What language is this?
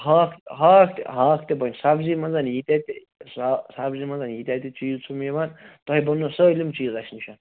Kashmiri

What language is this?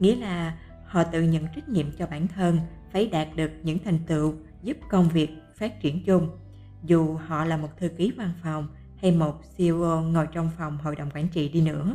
Vietnamese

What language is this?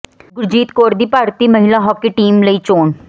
Punjabi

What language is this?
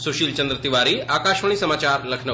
Hindi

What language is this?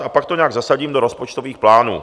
Czech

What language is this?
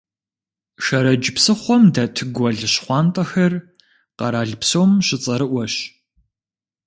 Kabardian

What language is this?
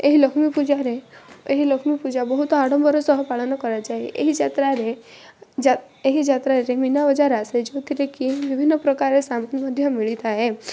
Odia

